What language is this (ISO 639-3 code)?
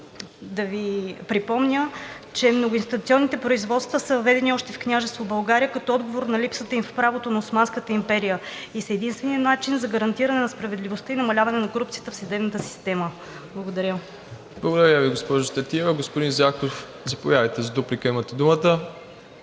bul